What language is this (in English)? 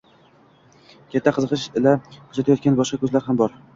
Uzbek